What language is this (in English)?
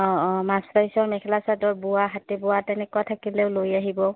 Assamese